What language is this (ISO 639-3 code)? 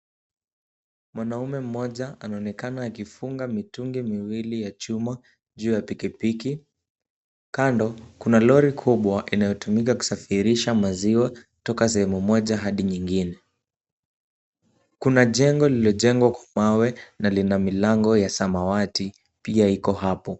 swa